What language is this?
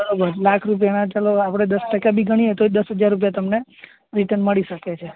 Gujarati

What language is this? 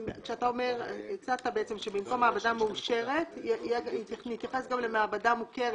Hebrew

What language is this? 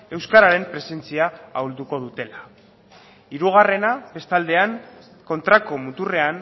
Basque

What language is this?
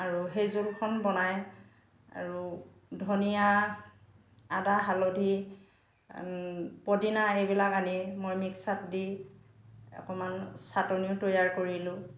Assamese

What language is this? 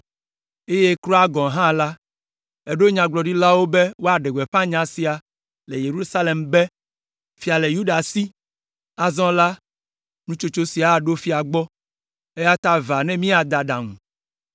Ewe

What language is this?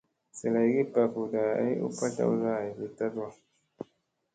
Musey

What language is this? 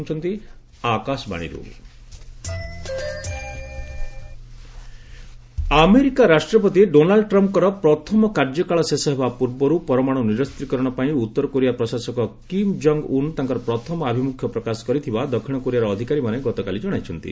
Odia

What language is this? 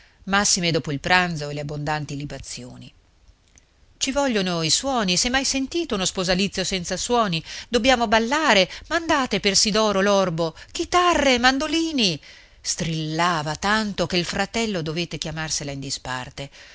Italian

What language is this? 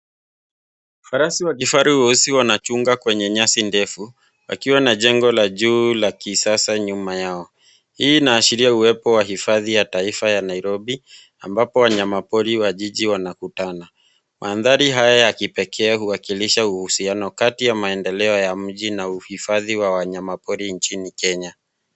Swahili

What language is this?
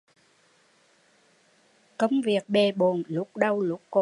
Vietnamese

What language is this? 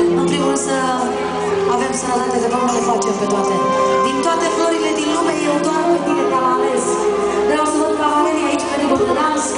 Romanian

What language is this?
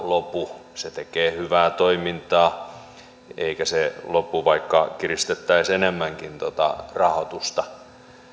Finnish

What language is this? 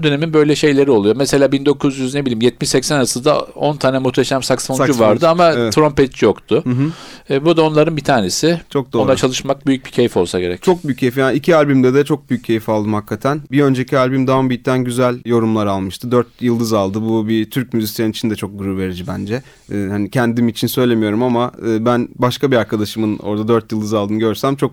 Turkish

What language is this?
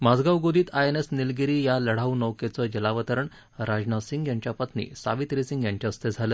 Marathi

